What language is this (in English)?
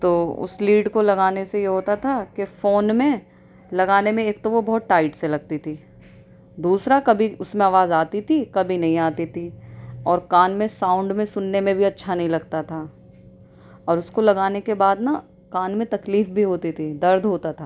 Urdu